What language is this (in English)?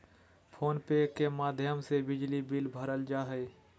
Magahi